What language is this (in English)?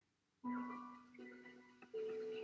Welsh